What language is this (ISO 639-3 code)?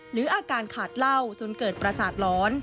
tha